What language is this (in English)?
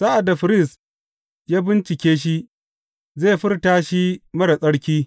Hausa